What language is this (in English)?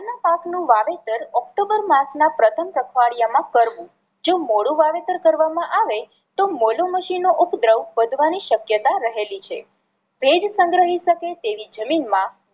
Gujarati